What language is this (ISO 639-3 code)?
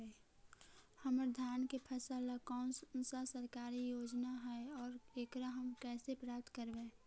mag